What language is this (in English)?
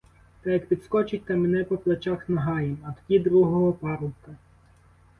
Ukrainian